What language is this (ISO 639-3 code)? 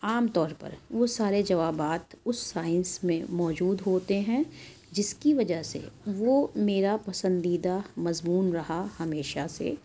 urd